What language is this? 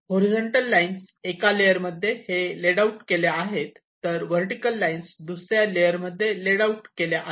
Marathi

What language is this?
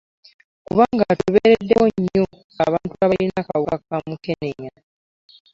Ganda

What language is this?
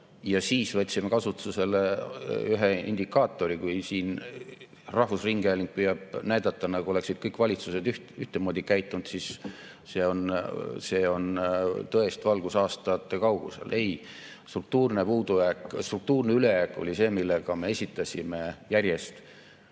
Estonian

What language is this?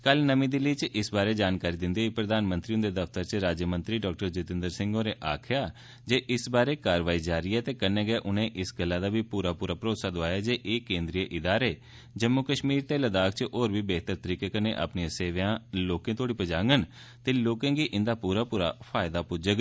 Dogri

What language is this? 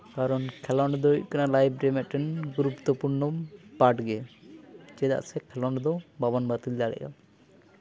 Santali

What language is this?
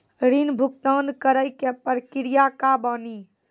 Maithili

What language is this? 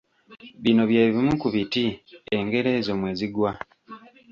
Ganda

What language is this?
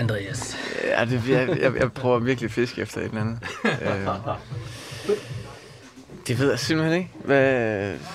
Danish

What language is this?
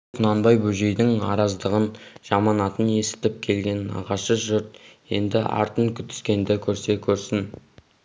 Kazakh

